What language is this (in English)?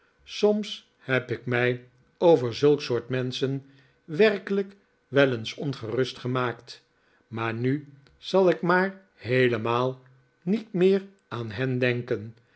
Dutch